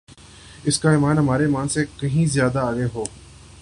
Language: Urdu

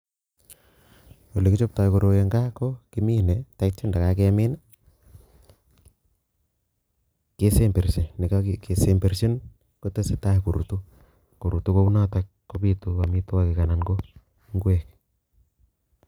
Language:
Kalenjin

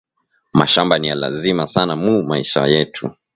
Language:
Swahili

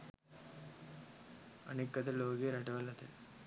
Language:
Sinhala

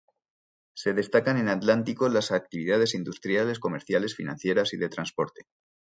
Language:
Spanish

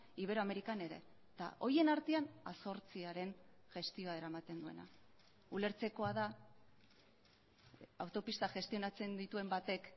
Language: Basque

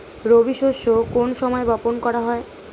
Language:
Bangla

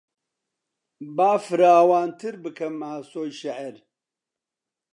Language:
Central Kurdish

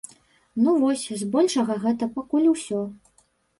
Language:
Belarusian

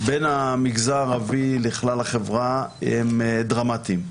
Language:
Hebrew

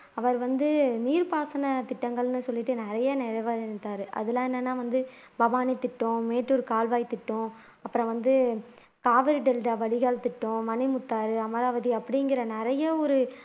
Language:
Tamil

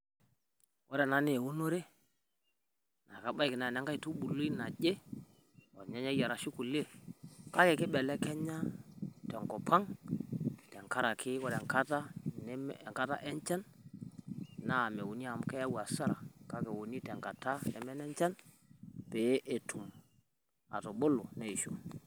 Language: Masai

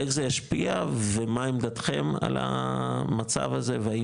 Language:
Hebrew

